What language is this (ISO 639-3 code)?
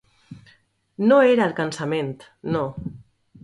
cat